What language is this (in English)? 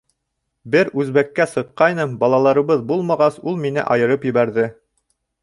Bashkir